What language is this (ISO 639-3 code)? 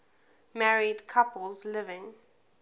eng